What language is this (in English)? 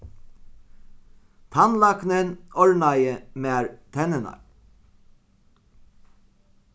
Faroese